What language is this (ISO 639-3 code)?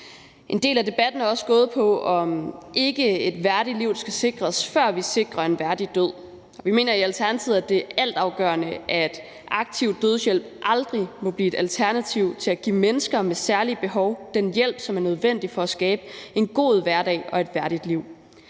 dan